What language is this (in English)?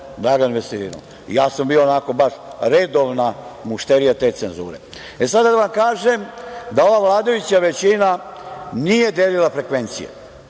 Serbian